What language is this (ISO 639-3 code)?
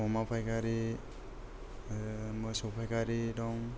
brx